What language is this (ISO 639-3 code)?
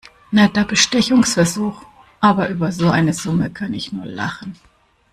deu